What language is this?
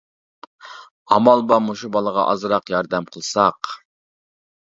Uyghur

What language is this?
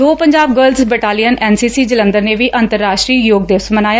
Punjabi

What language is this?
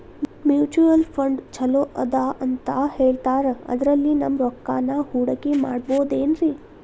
Kannada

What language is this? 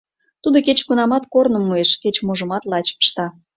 Mari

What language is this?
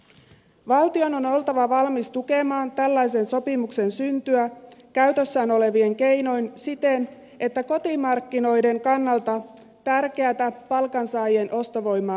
Finnish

